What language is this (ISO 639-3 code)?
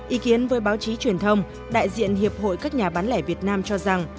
vie